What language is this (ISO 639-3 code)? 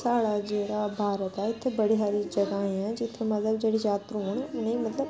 doi